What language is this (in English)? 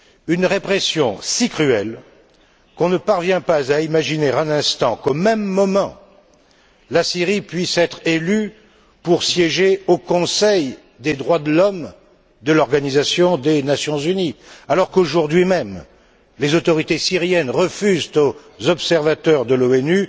French